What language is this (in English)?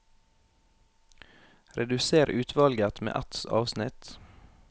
Norwegian